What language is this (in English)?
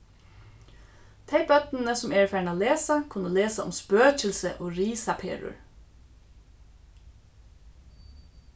Faroese